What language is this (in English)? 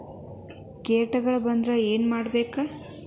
Kannada